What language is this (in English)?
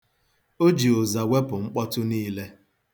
Igbo